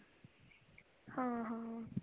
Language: Punjabi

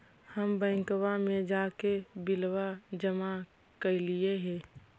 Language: Magahi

